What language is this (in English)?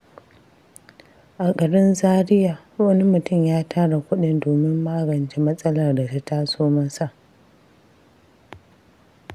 Hausa